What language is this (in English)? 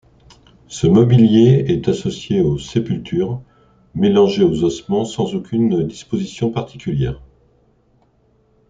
French